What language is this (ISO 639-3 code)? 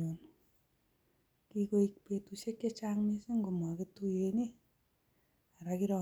kln